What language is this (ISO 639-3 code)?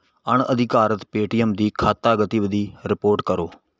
pan